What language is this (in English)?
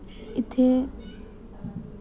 Dogri